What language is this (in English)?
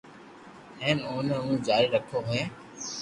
Loarki